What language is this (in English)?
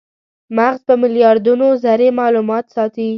Pashto